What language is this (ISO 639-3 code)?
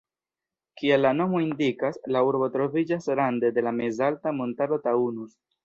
epo